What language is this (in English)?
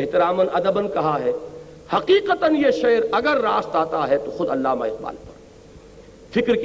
Urdu